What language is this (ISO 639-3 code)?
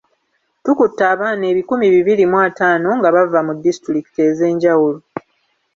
lug